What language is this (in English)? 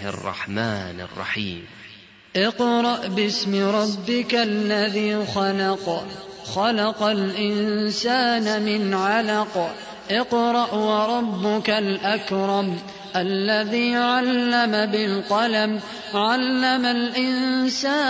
Arabic